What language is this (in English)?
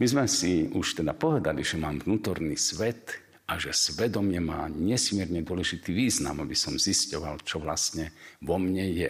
Slovak